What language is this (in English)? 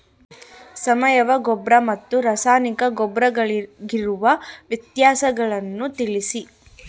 Kannada